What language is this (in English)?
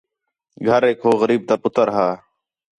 Khetrani